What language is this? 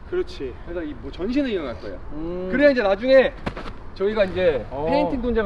Korean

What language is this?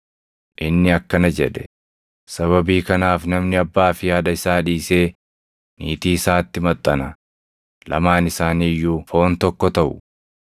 Oromo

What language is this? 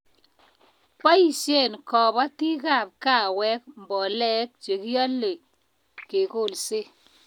Kalenjin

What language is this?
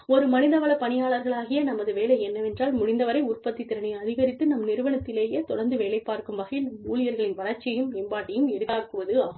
Tamil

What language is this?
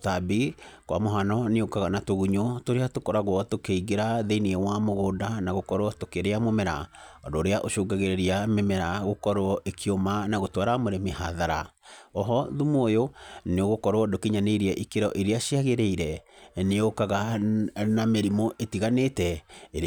Kikuyu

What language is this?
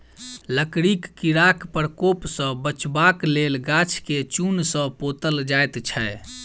Maithili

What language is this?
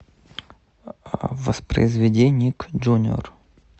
Russian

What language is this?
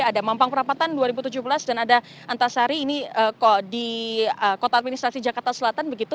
Indonesian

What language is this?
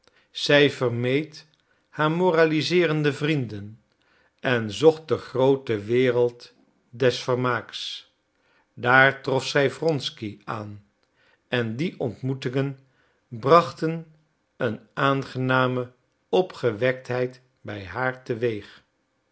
Dutch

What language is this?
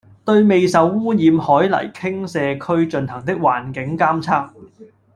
Cantonese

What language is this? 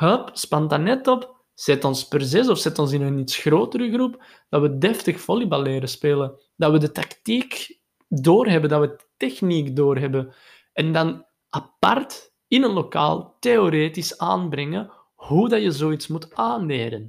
Dutch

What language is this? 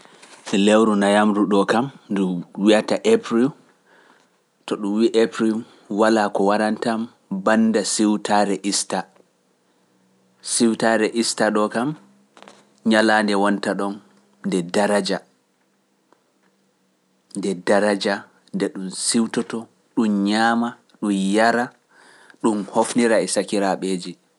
Pular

